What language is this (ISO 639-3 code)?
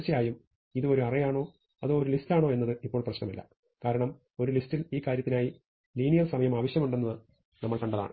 mal